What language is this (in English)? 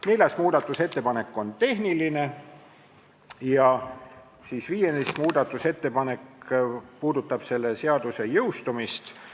Estonian